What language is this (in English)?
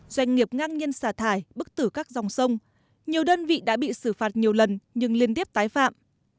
Vietnamese